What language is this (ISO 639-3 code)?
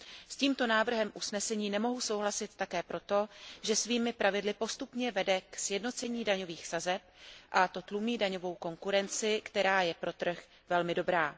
ces